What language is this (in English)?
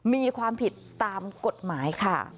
Thai